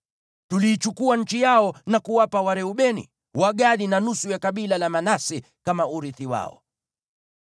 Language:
Swahili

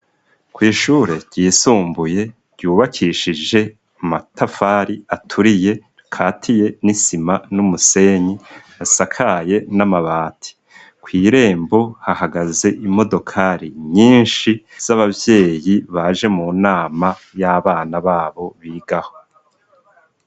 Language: Rundi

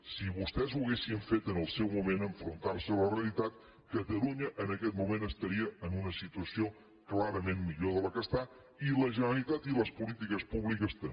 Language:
Catalan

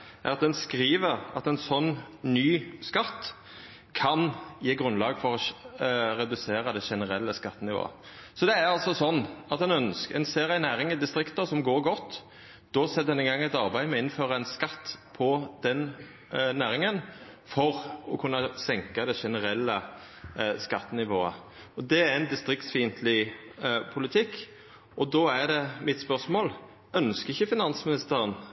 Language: Norwegian Nynorsk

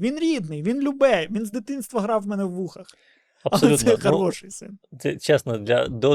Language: Ukrainian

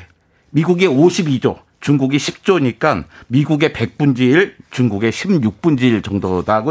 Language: Korean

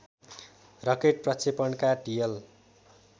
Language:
Nepali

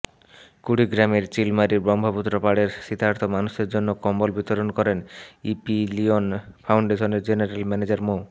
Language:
Bangla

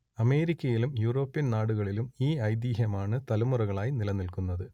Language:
Malayalam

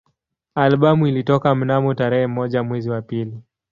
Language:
Swahili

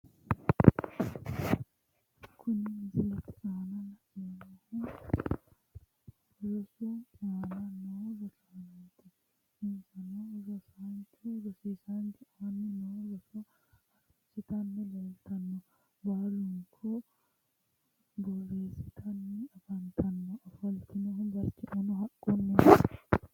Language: Sidamo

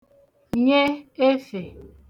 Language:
Igbo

